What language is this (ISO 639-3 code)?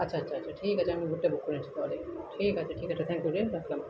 ben